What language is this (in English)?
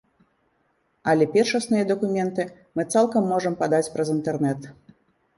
Belarusian